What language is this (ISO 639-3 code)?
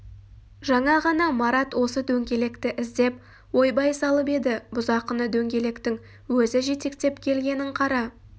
kaz